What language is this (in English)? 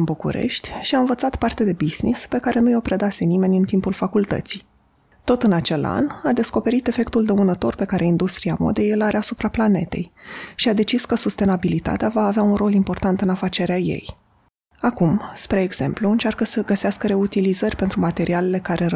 Romanian